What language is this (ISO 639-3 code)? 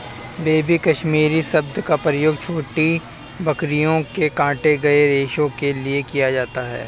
hin